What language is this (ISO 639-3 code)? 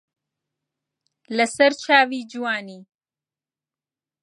ckb